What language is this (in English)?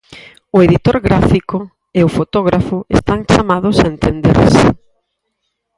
Galician